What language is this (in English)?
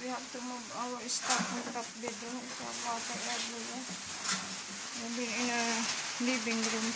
Filipino